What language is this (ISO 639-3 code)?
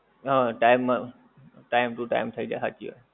guj